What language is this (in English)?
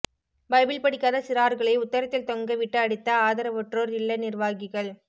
Tamil